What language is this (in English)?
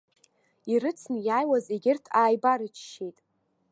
Abkhazian